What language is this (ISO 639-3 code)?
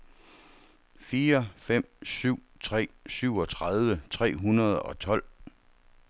dan